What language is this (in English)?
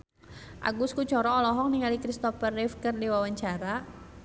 Sundanese